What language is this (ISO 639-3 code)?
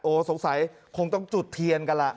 tha